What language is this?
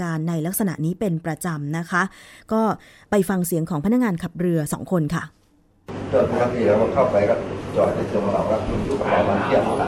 Thai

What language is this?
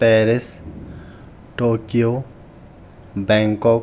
Sanskrit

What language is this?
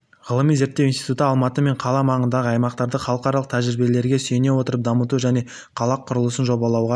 Kazakh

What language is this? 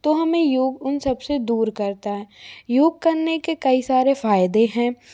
Hindi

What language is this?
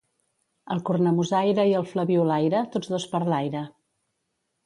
Catalan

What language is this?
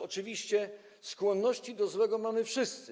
Polish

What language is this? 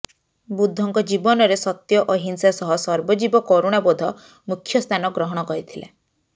Odia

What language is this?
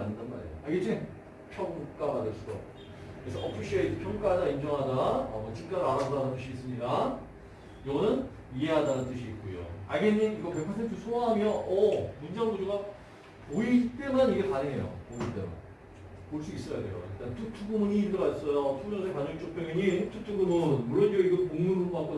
Korean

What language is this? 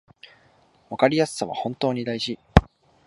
Japanese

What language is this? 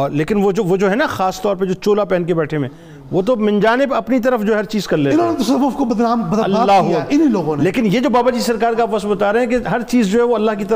Urdu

